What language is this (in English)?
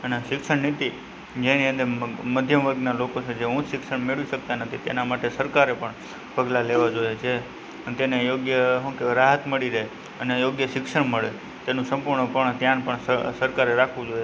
Gujarati